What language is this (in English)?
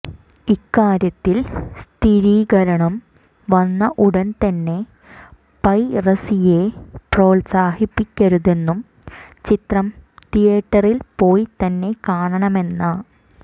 Malayalam